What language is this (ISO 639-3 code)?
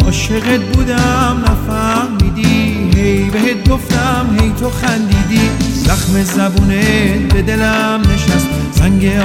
fas